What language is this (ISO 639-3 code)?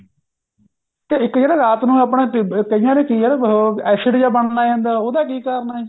pan